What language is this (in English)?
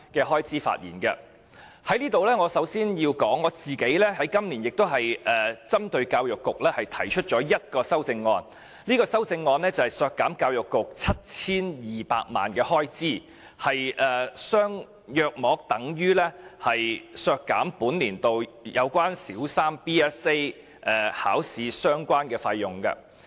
Cantonese